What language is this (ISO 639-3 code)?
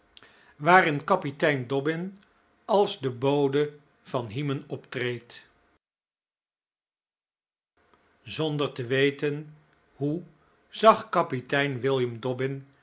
nld